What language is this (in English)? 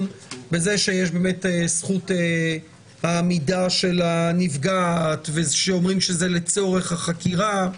Hebrew